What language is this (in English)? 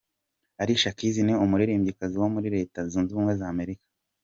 Kinyarwanda